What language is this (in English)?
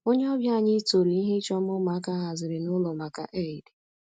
Igbo